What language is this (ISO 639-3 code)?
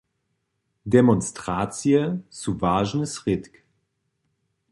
hsb